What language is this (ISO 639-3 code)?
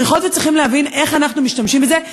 heb